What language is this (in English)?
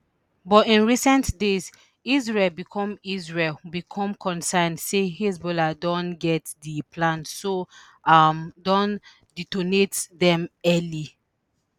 Nigerian Pidgin